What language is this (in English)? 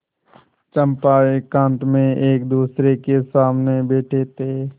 Hindi